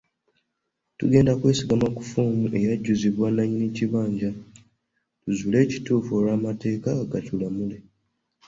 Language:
Ganda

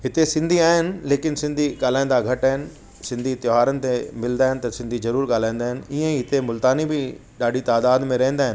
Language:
Sindhi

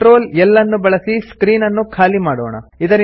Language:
Kannada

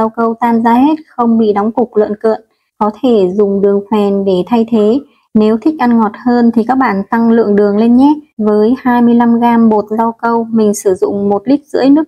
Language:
Vietnamese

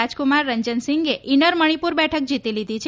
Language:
Gujarati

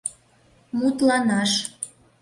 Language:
Mari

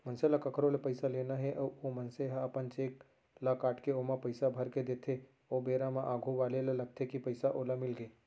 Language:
Chhattisgarhi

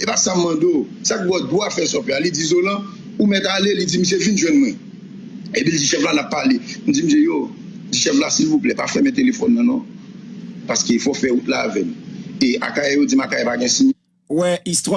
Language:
French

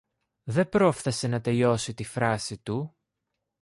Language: Greek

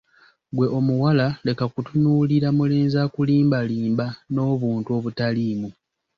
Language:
Ganda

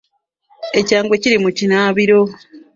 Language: Ganda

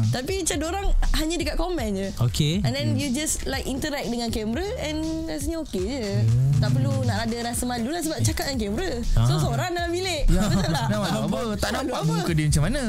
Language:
Malay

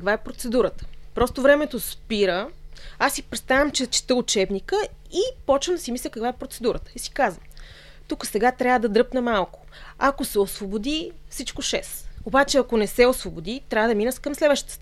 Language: Bulgarian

